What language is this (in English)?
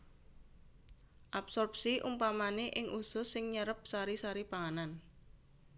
Javanese